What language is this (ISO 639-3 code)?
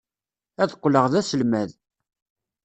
kab